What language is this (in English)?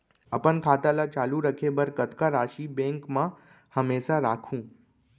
Chhattisgarhi